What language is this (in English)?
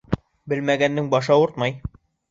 Bashkir